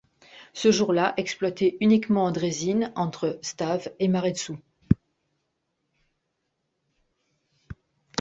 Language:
French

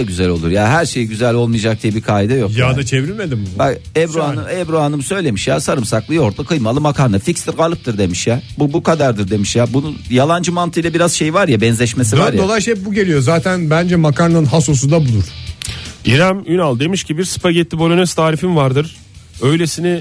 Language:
Turkish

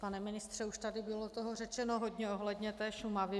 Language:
Czech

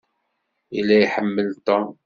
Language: Kabyle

